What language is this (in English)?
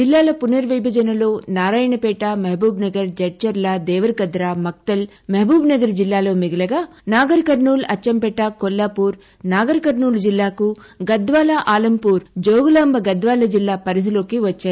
Telugu